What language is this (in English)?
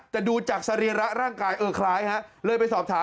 Thai